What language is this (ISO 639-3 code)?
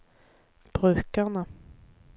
nor